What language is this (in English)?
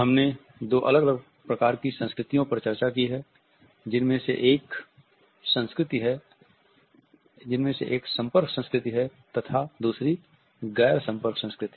Hindi